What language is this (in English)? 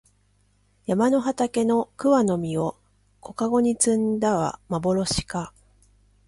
Japanese